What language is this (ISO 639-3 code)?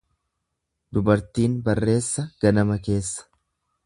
orm